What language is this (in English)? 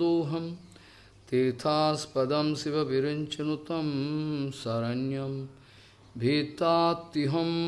Russian